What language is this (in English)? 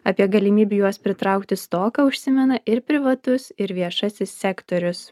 Lithuanian